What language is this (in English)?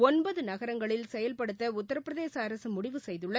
Tamil